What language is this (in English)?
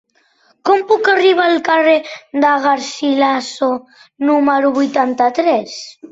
Catalan